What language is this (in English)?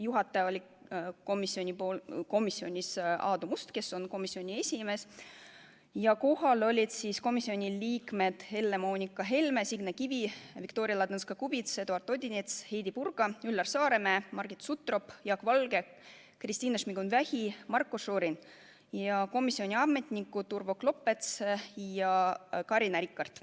Estonian